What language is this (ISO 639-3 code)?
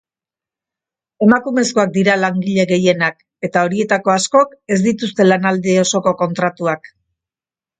eus